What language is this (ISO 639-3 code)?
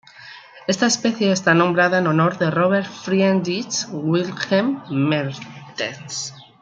spa